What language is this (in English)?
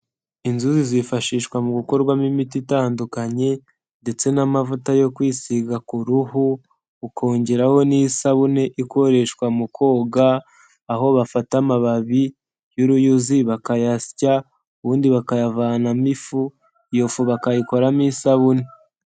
Kinyarwanda